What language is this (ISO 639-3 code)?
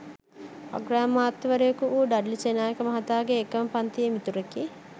sin